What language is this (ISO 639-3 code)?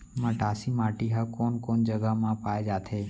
hne